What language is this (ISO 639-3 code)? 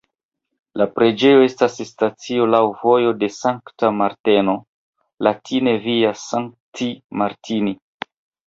epo